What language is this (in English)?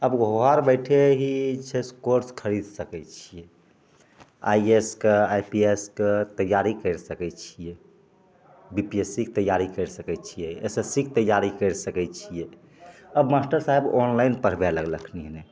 Maithili